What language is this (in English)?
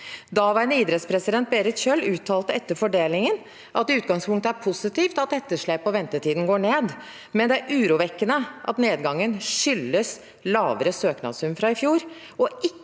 Norwegian